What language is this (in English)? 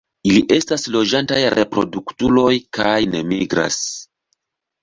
Esperanto